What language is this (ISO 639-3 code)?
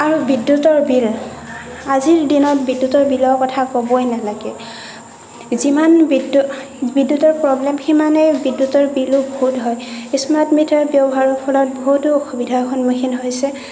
asm